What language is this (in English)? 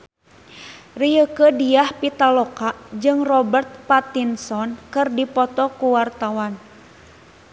Sundanese